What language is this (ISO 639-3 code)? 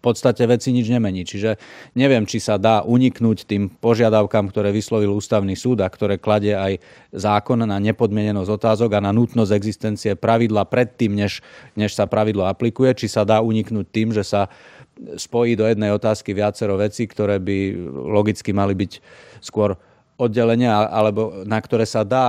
slk